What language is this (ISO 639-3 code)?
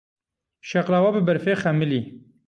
kur